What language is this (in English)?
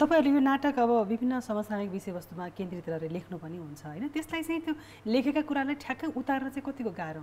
Korean